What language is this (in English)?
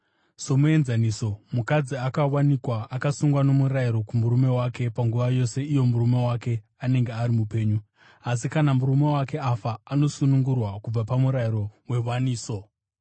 Shona